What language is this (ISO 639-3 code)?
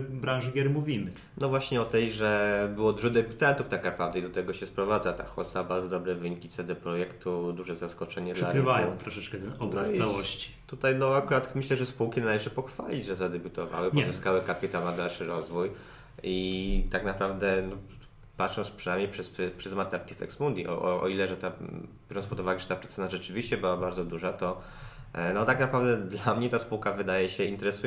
pol